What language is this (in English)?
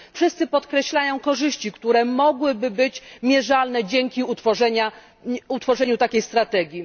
Polish